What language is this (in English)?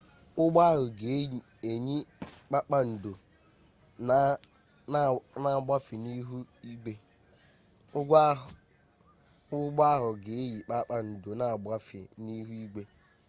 Igbo